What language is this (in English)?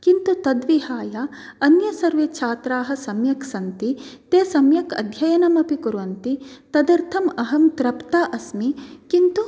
Sanskrit